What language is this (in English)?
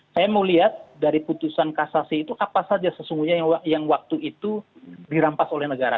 Indonesian